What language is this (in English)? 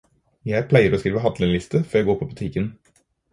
Norwegian Bokmål